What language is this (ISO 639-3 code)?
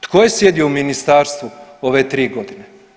hrv